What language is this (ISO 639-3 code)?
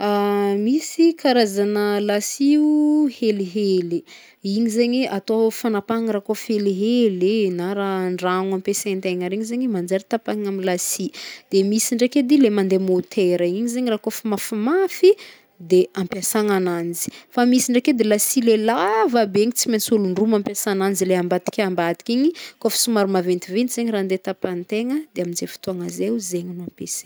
bmm